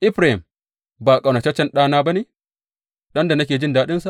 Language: Hausa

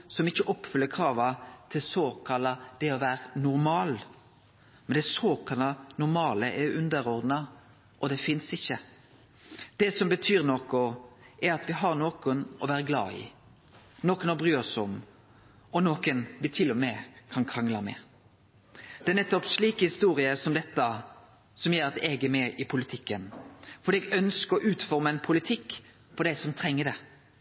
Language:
Norwegian Nynorsk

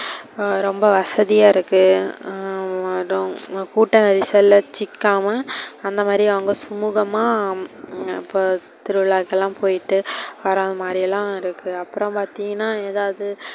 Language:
Tamil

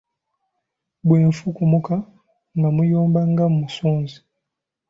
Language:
Ganda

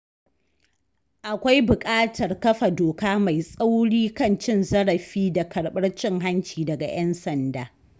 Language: Hausa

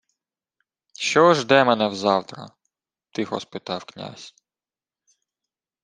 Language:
Ukrainian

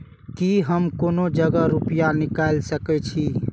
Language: Maithili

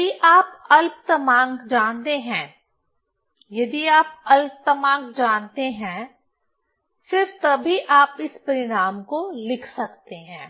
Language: Hindi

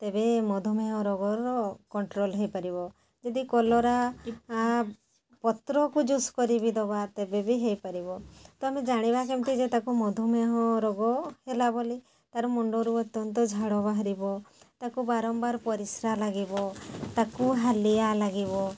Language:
Odia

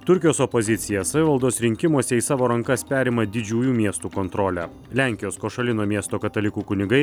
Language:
Lithuanian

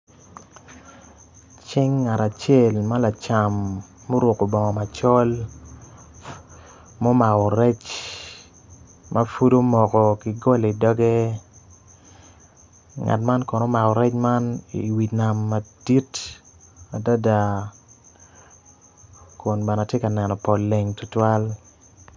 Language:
Acoli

